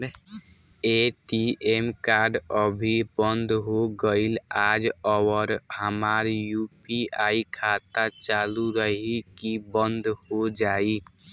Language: Bhojpuri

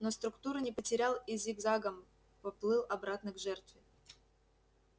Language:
Russian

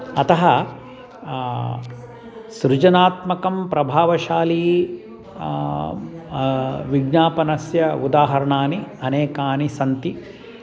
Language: Sanskrit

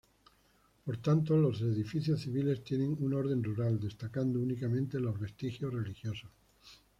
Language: Spanish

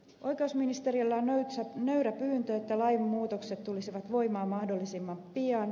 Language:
Finnish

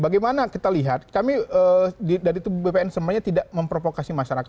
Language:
Indonesian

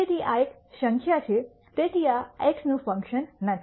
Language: Gujarati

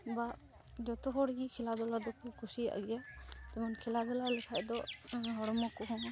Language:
Santali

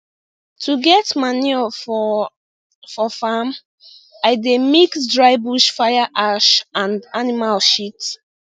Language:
Nigerian Pidgin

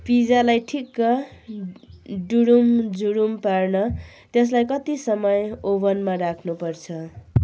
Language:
Nepali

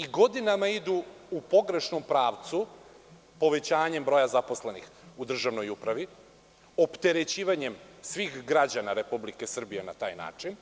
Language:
Serbian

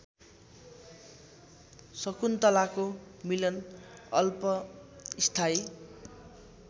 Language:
Nepali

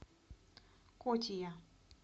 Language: Russian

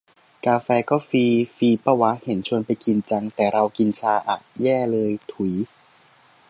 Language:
Thai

